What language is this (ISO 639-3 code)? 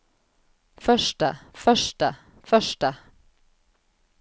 nor